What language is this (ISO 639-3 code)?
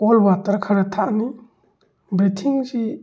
mni